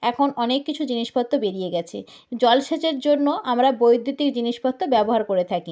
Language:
Bangla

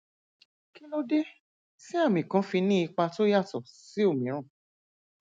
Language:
Yoruba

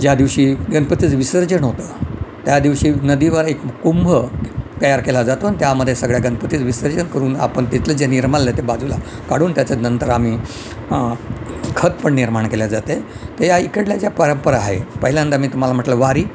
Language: Marathi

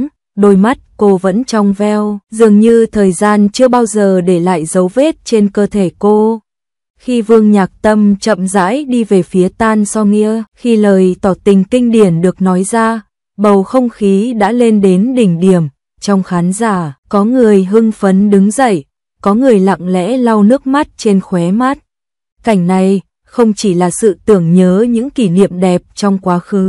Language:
Vietnamese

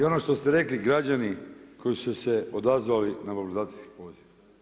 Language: Croatian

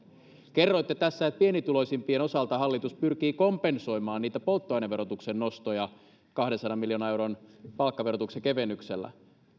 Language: Finnish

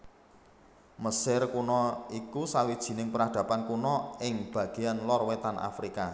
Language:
Javanese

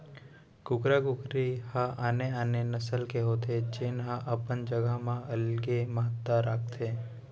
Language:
Chhattisgarhi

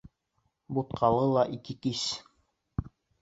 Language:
Bashkir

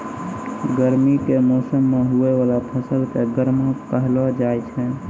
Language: Maithili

